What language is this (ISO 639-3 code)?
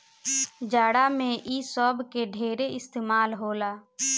bho